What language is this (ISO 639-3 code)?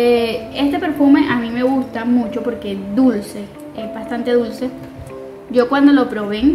spa